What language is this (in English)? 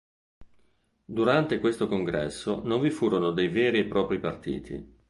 Italian